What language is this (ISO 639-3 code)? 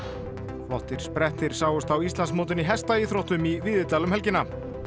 isl